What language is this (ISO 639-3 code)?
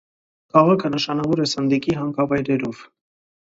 hye